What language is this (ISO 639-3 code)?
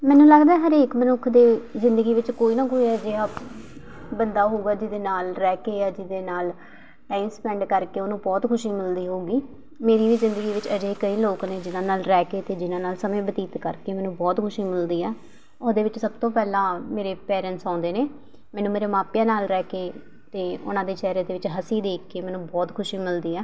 pan